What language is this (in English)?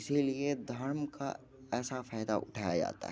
Hindi